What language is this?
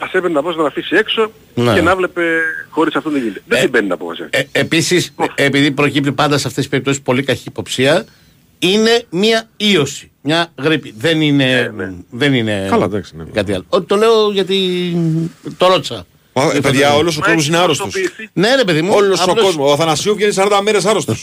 Greek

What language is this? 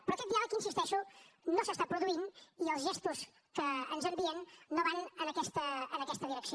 Catalan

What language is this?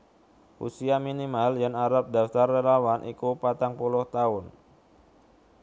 Javanese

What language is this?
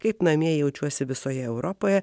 Lithuanian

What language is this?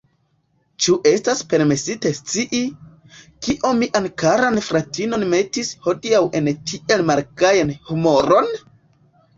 Esperanto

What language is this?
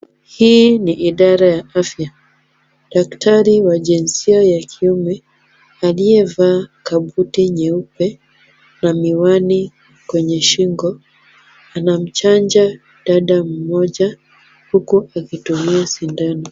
Swahili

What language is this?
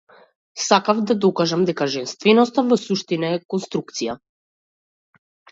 Macedonian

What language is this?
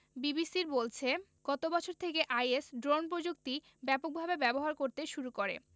Bangla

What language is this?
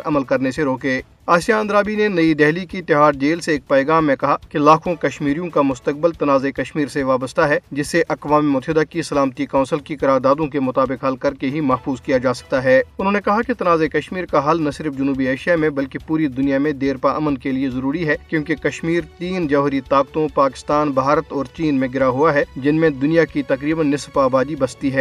Urdu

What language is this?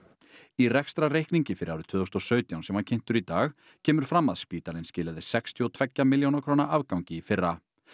Icelandic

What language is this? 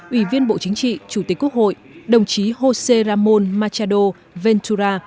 Vietnamese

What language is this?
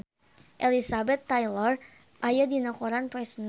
Sundanese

